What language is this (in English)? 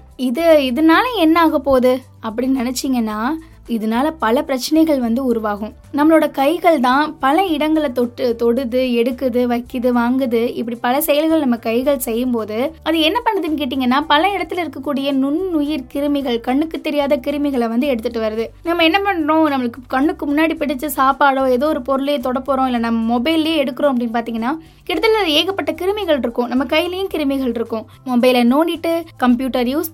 Tamil